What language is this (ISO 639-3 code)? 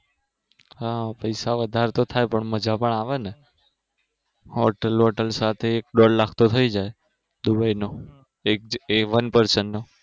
guj